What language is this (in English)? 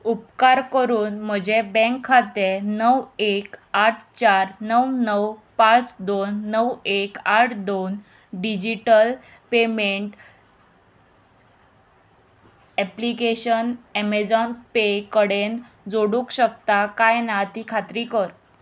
Konkani